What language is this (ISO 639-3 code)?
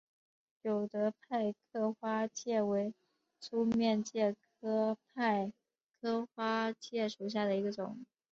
zho